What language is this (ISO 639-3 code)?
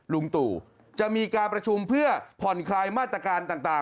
tha